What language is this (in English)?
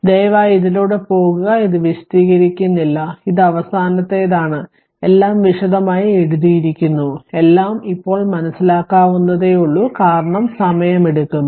Malayalam